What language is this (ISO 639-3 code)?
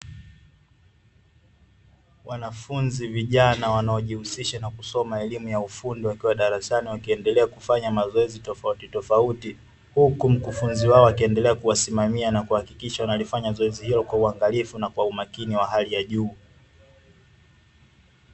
swa